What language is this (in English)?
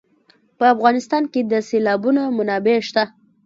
Pashto